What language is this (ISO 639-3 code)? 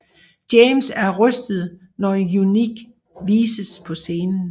dan